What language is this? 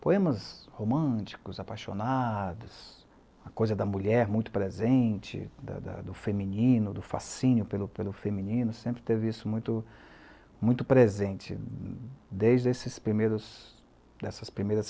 Portuguese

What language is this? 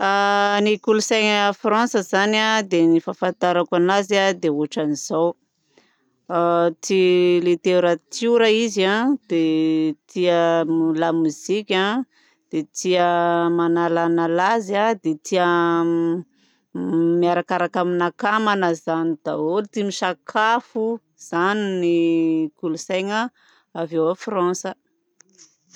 Southern Betsimisaraka Malagasy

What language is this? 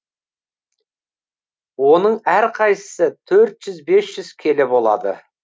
Kazakh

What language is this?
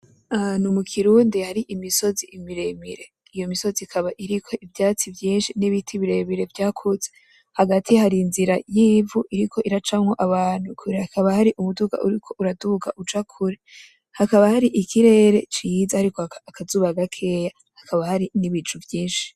Rundi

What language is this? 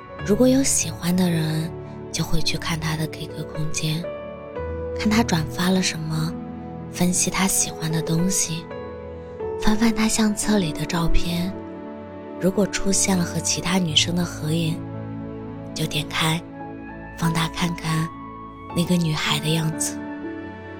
Chinese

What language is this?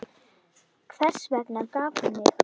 Icelandic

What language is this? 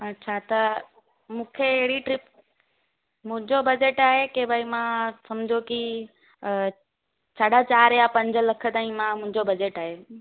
Sindhi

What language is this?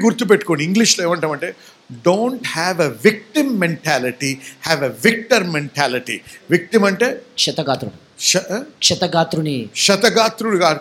Telugu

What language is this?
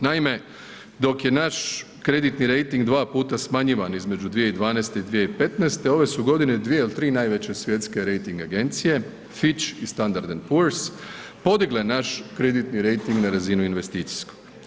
Croatian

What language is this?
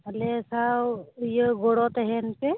Santali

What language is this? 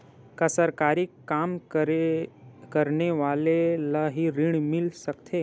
Chhattisgarhi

